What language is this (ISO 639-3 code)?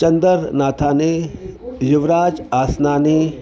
snd